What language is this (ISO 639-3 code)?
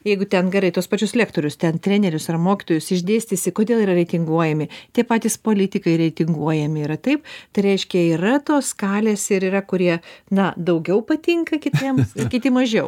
lit